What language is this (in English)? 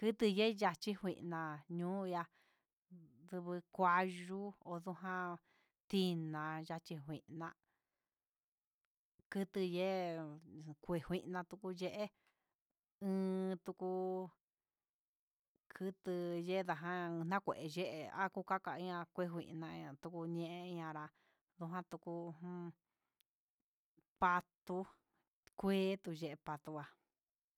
Huitepec Mixtec